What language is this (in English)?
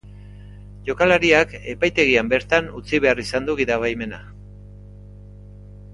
Basque